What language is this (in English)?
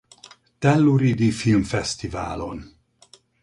Hungarian